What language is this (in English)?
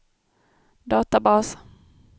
Swedish